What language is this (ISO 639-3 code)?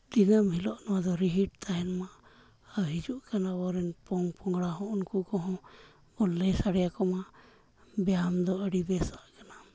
sat